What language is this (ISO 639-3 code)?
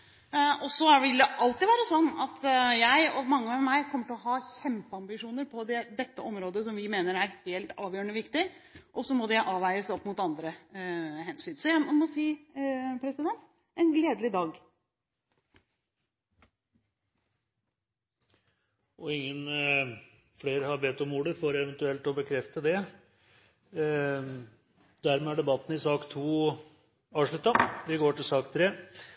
nob